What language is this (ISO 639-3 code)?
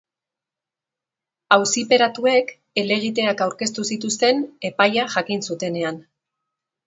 eus